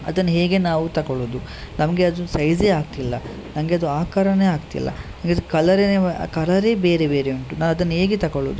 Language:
Kannada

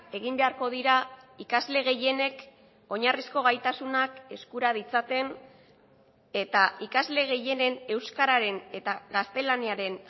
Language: Basque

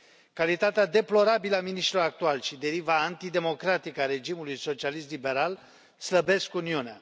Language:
Romanian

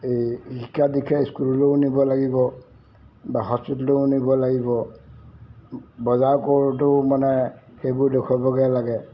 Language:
Assamese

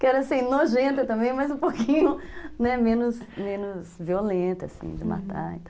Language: Portuguese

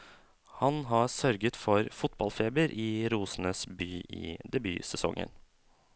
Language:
Norwegian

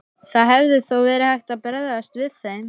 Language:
Icelandic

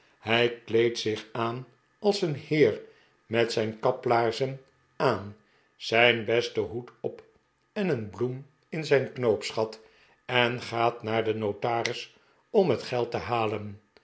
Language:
Dutch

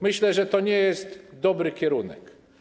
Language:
Polish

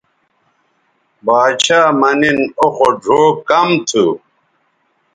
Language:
Bateri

